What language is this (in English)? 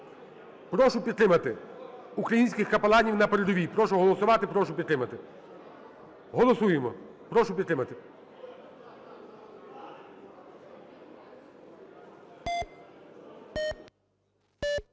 Ukrainian